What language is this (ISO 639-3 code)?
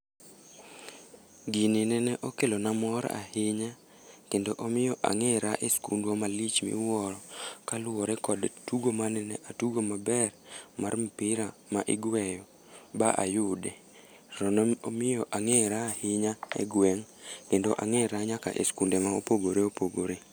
luo